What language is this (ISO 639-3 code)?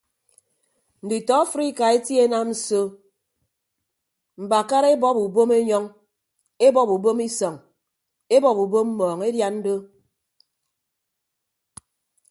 ibb